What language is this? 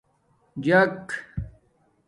Domaaki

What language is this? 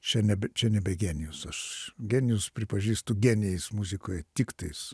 Lithuanian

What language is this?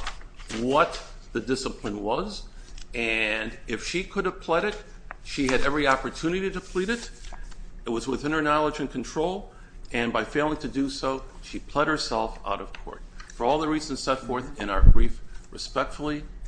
English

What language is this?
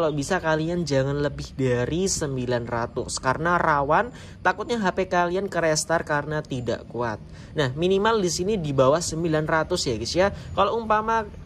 Indonesian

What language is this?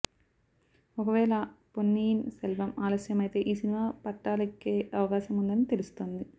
Telugu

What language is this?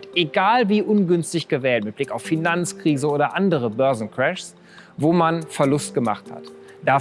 German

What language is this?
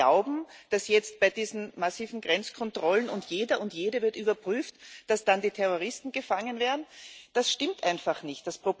German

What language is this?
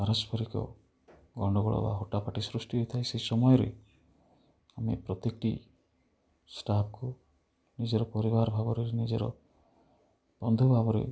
Odia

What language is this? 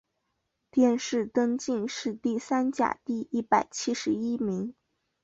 Chinese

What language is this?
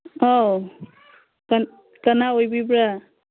Manipuri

